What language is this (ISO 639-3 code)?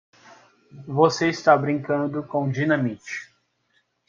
por